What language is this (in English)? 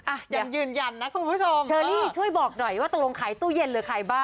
Thai